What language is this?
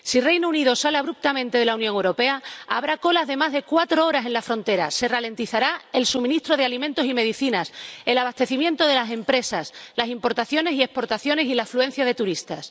Spanish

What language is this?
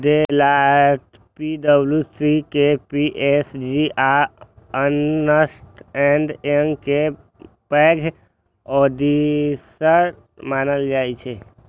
Maithili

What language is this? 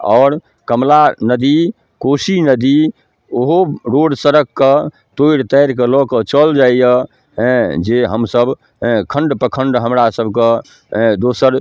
Maithili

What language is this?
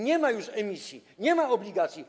Polish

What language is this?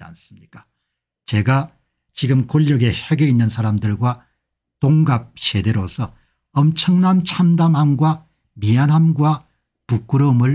Korean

